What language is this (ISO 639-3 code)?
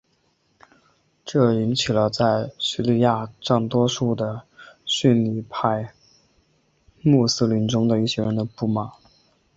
zho